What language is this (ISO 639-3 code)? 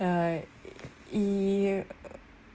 rus